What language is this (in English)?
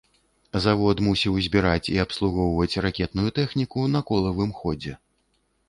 Belarusian